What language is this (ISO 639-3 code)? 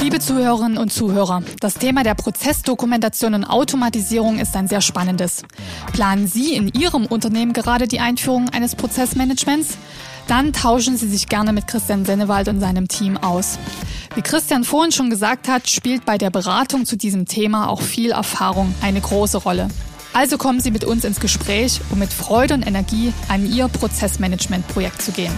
deu